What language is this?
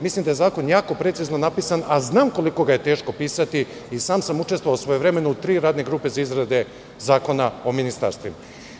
Serbian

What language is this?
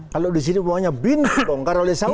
Indonesian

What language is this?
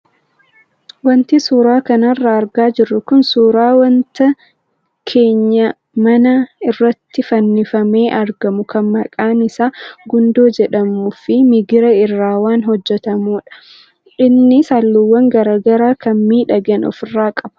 Oromo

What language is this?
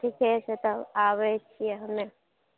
Maithili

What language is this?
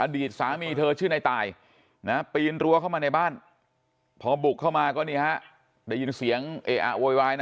Thai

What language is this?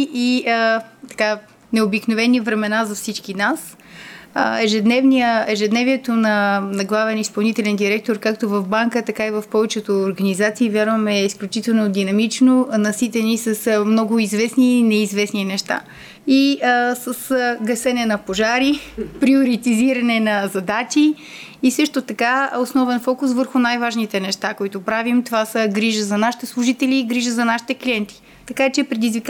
Bulgarian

